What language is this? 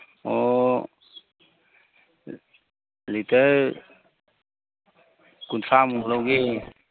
Manipuri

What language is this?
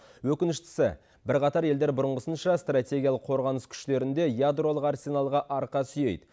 Kazakh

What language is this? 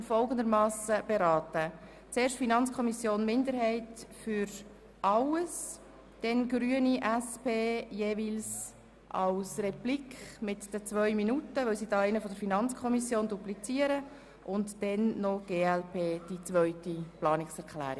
Swiss German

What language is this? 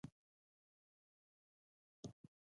Pashto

